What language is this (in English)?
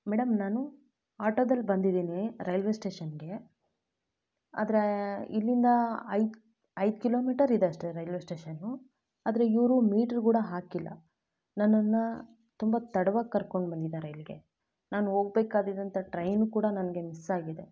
Kannada